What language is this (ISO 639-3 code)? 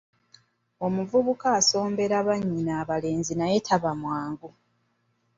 lug